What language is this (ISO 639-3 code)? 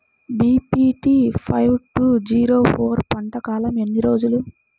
tel